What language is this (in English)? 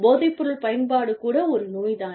Tamil